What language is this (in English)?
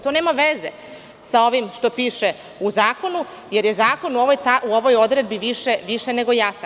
Serbian